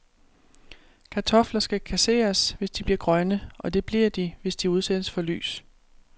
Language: Danish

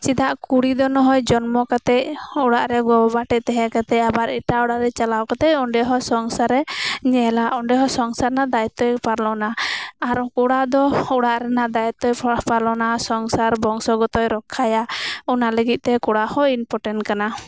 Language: Santali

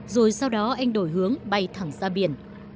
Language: Vietnamese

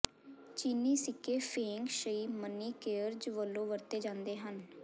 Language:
Punjabi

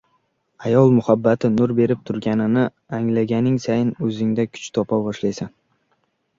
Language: Uzbek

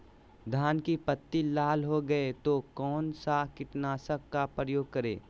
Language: Magahi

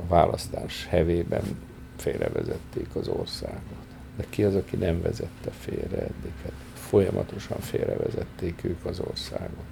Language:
Hungarian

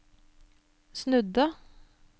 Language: Norwegian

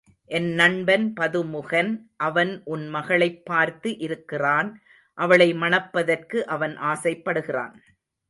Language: Tamil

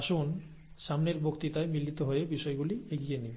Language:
Bangla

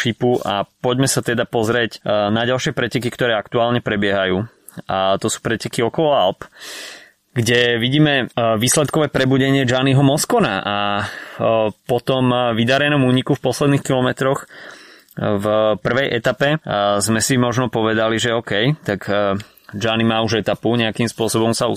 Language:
Slovak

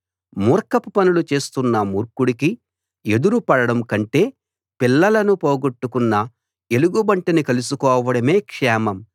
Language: Telugu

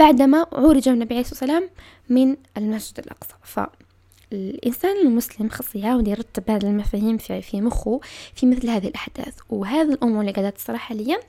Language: Arabic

